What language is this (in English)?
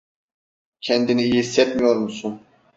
Turkish